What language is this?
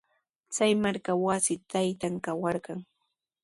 Sihuas Ancash Quechua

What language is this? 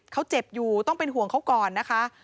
Thai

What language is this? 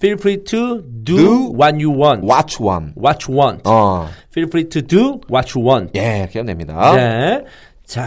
Korean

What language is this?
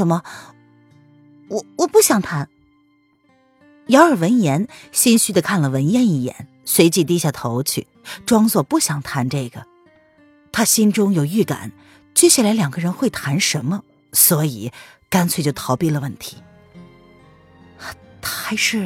Chinese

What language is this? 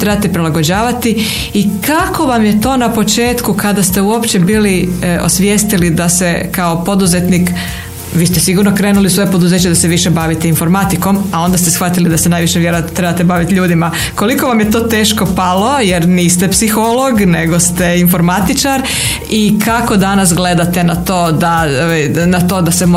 Croatian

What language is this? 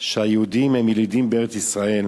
Hebrew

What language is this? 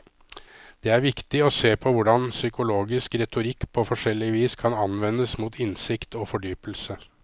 Norwegian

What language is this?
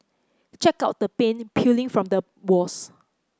English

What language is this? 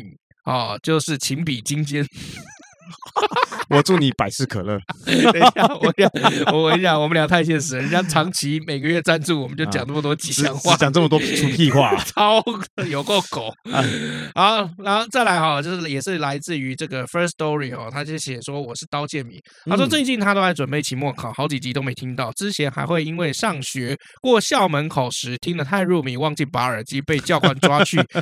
Chinese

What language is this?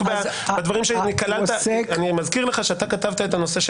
Hebrew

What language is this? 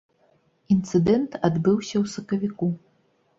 Belarusian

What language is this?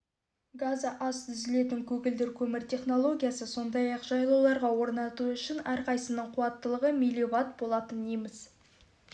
Kazakh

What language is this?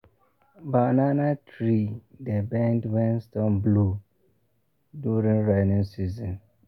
Nigerian Pidgin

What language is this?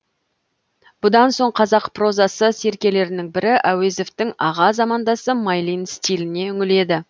Kazakh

